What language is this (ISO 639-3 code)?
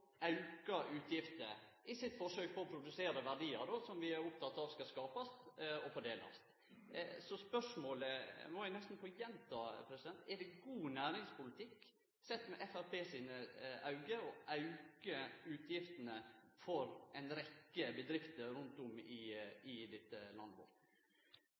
nno